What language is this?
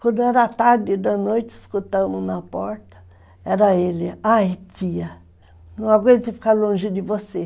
Portuguese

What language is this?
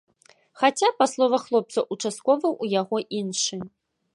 Belarusian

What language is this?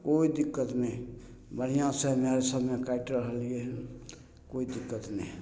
Maithili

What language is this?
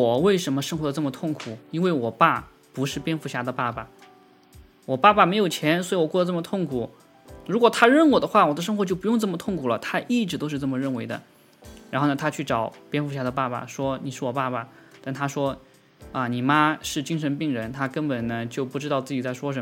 Chinese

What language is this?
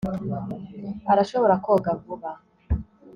Kinyarwanda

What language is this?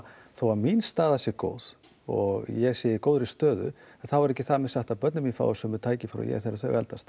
Icelandic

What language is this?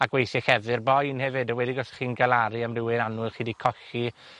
Welsh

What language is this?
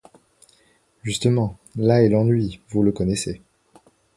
French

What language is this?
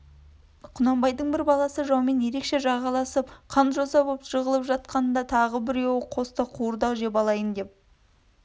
Kazakh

